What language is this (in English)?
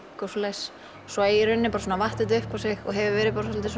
Icelandic